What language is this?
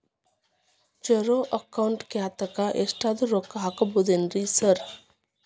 Kannada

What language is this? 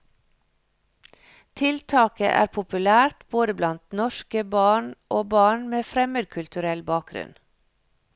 Norwegian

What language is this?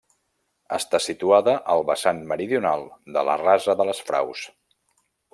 Catalan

